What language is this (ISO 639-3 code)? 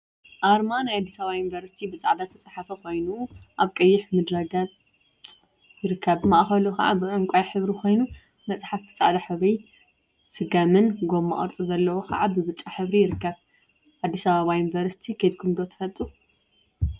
tir